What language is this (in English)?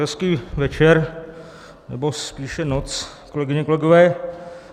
Czech